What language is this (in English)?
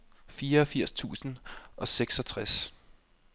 Danish